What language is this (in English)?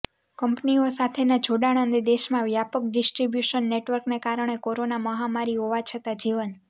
Gujarati